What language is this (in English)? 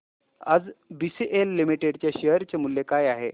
Marathi